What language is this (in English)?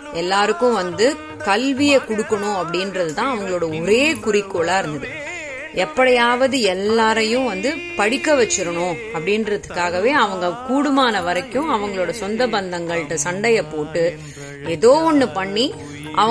Tamil